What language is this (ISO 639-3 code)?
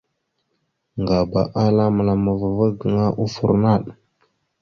mxu